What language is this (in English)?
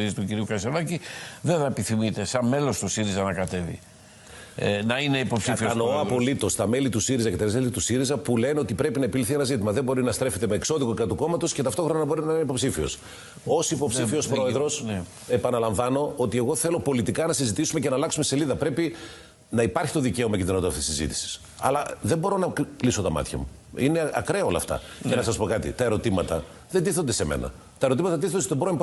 Greek